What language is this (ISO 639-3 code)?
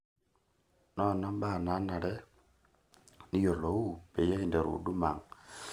mas